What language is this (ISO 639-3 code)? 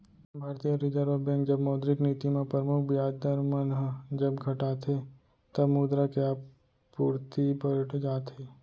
hne